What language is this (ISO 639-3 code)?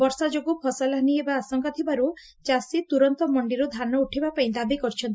ori